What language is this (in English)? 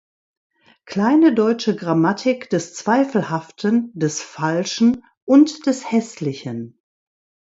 German